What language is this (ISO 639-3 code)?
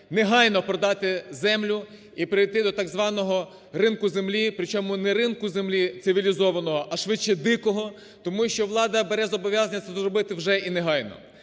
ukr